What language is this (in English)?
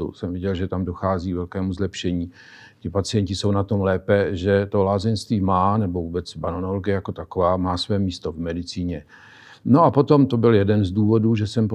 Czech